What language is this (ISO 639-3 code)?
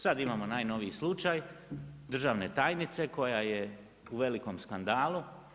hrv